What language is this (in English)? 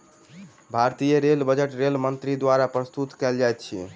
Maithili